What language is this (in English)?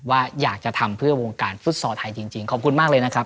Thai